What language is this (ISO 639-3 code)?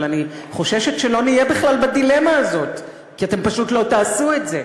heb